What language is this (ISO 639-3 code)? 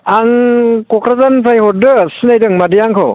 brx